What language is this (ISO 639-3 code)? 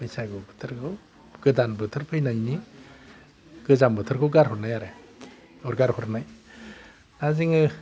brx